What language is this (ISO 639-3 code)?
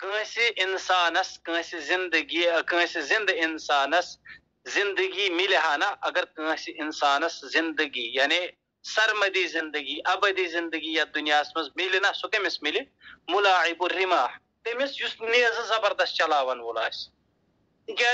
ara